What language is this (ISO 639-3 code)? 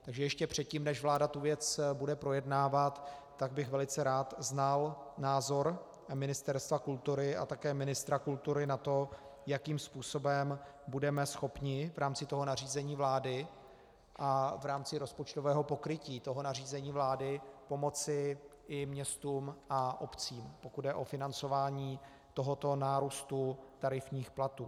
ces